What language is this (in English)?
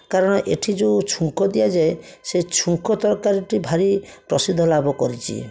Odia